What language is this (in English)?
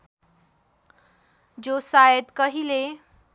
Nepali